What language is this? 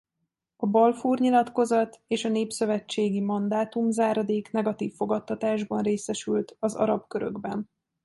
Hungarian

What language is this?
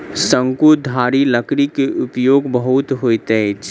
Maithili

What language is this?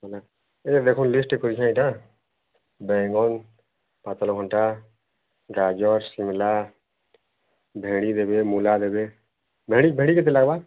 Odia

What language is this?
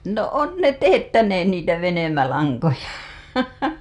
Finnish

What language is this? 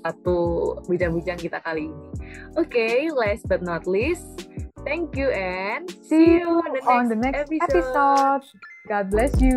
Indonesian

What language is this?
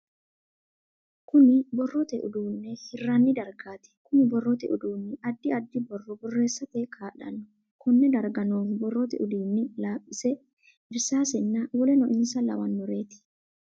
Sidamo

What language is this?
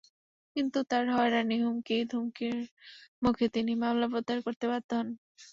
Bangla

